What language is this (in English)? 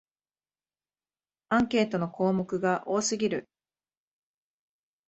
Japanese